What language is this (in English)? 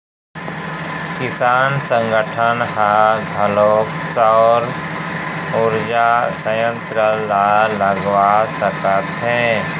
Chhattisgarhi